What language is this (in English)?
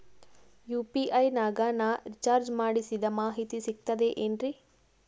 Kannada